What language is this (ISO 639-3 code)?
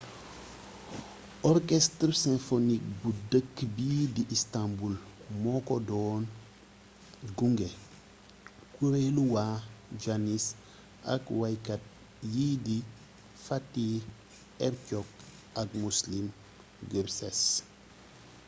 wol